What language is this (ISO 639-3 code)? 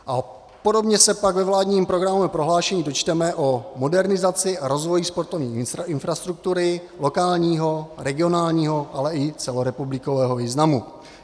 ces